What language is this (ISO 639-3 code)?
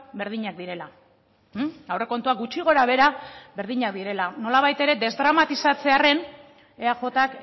eus